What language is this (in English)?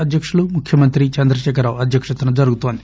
Telugu